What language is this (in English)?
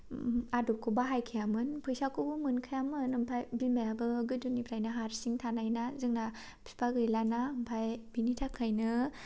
Bodo